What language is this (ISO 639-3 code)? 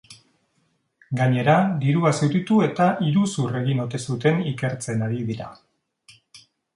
eus